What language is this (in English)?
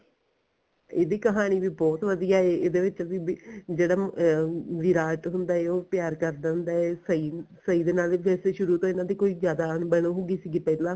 Punjabi